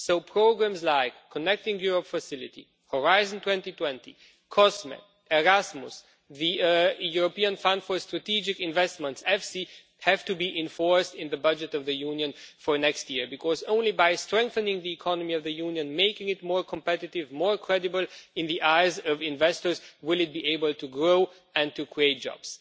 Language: English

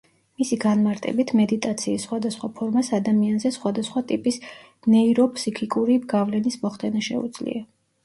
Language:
Georgian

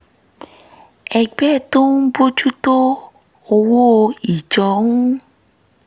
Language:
Yoruba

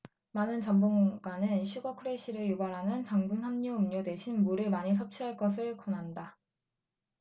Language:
Korean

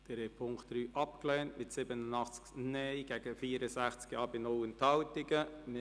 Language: Swiss German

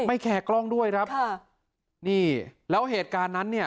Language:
Thai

